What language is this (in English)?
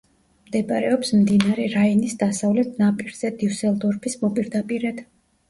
Georgian